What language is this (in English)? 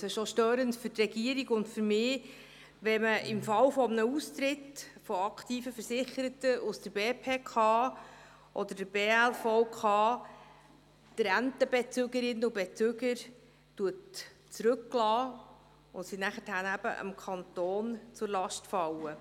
Swiss German